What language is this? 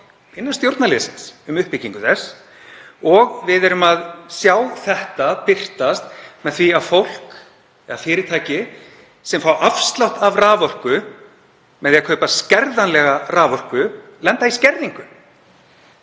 Icelandic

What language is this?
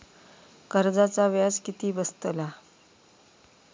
Marathi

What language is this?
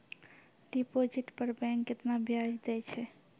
Maithili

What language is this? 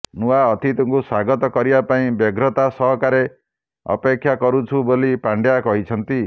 Odia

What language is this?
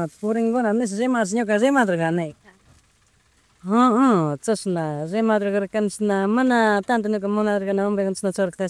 Chimborazo Highland Quichua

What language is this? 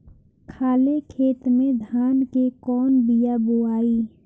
Bhojpuri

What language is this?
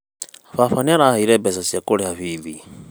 Kikuyu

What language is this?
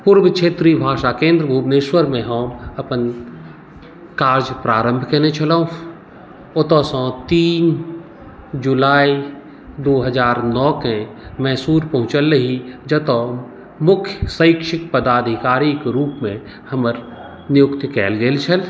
Maithili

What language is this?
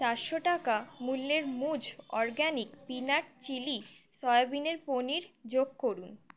Bangla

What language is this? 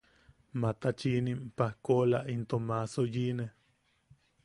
Yaqui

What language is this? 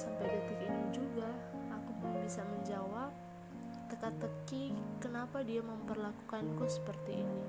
Indonesian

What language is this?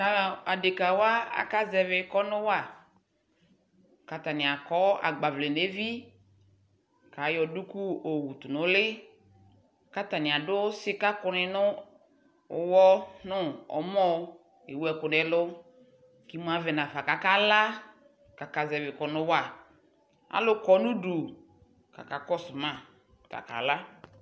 Ikposo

